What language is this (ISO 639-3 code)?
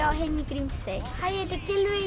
isl